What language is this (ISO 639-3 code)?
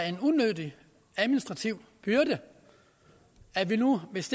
dan